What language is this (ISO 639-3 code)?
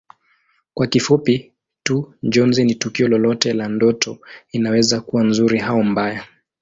swa